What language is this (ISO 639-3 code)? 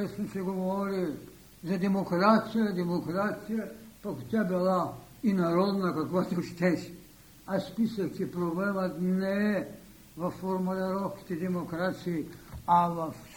bul